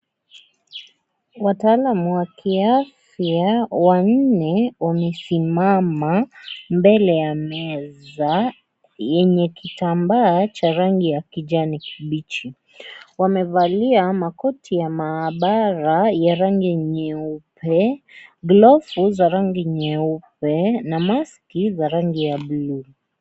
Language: Swahili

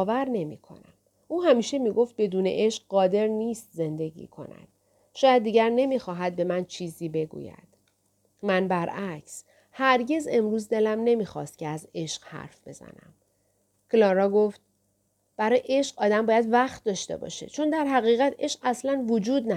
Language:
Persian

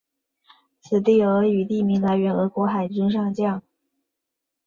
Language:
Chinese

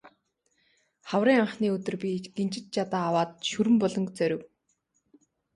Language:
Mongolian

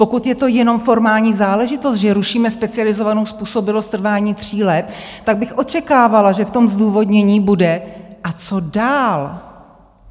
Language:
Czech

